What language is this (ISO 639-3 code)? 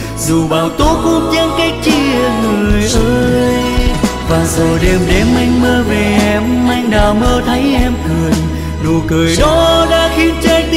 vie